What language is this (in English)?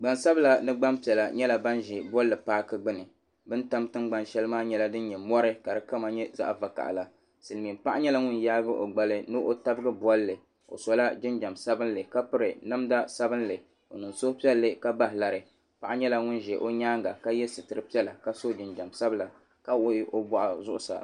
Dagbani